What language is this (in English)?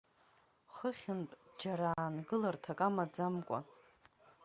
Abkhazian